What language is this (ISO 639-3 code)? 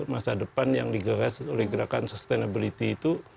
ind